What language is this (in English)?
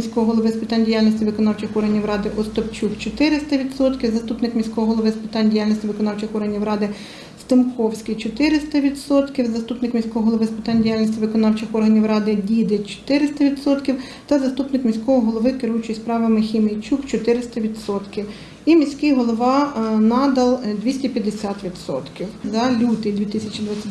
Ukrainian